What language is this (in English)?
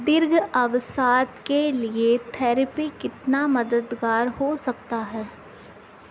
Hindi